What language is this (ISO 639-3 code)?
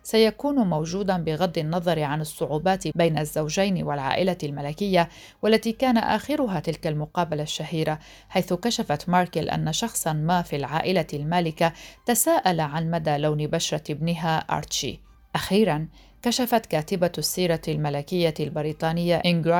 ara